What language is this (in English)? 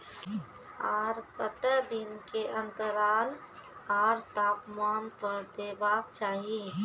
Maithili